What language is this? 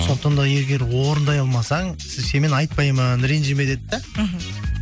Kazakh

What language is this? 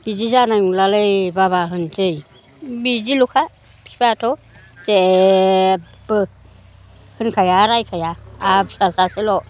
Bodo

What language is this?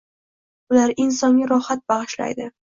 Uzbek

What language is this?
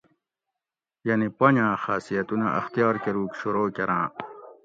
Gawri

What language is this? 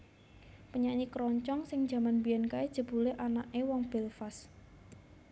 Javanese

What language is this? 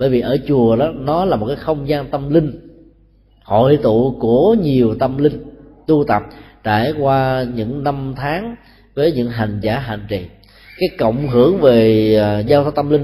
Vietnamese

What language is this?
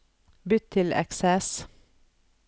Norwegian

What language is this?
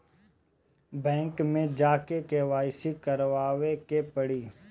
Bhojpuri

